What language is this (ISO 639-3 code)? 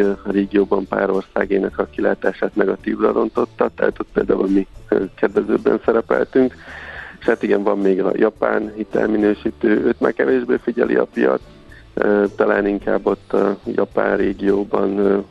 hun